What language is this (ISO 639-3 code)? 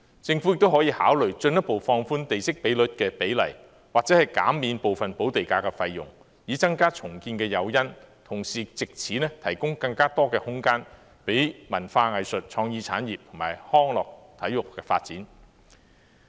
yue